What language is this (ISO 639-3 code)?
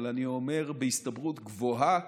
heb